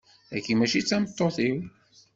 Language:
Kabyle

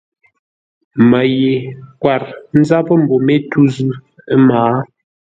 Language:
Ngombale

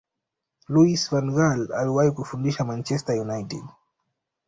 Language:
Swahili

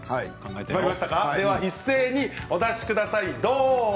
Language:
Japanese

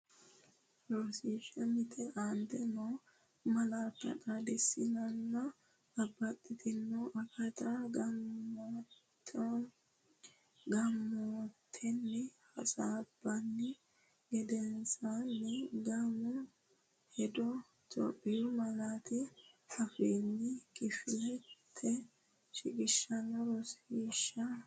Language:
Sidamo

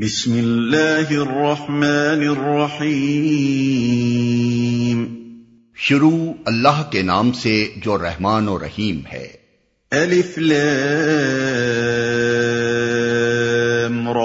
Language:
Urdu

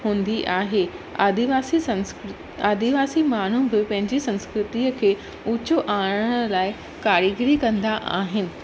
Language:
Sindhi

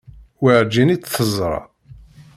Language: Kabyle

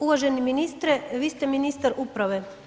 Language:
Croatian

